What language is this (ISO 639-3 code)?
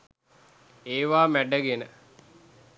sin